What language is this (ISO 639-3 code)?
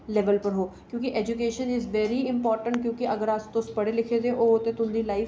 doi